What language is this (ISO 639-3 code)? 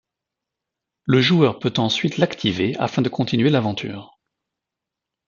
fra